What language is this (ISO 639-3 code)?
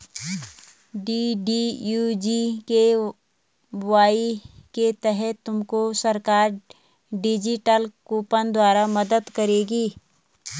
hin